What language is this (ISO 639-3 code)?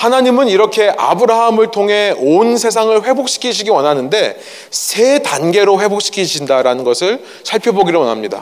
kor